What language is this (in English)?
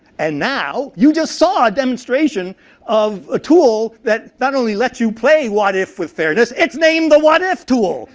English